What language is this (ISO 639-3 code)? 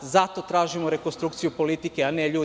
srp